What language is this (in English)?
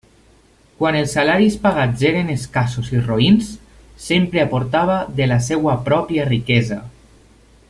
Catalan